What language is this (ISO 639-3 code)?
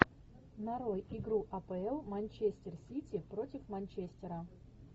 rus